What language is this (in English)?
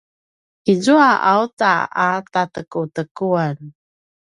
Paiwan